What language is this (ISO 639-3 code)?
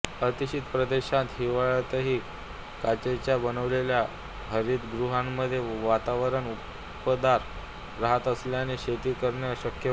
mar